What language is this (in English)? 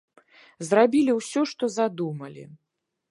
Belarusian